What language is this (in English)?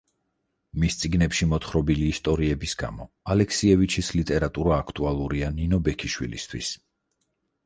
Georgian